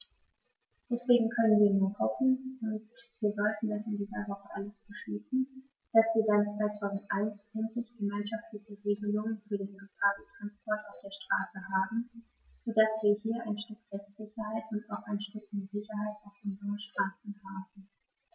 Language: German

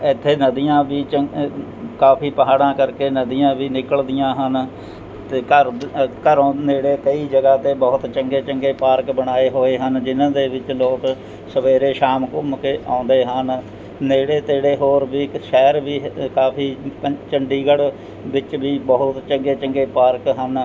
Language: Punjabi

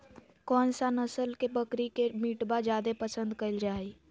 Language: Magahi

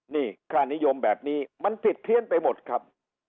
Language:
Thai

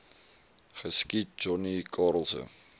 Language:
Afrikaans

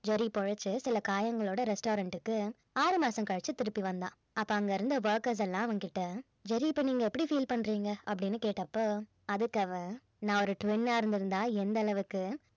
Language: Tamil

